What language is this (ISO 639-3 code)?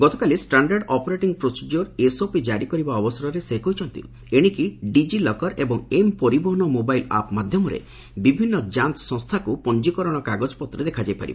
ori